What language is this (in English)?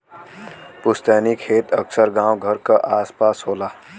Bhojpuri